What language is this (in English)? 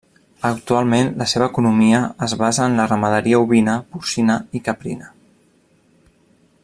Catalan